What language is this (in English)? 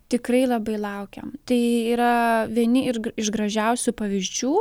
Lithuanian